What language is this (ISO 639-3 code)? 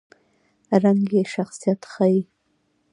pus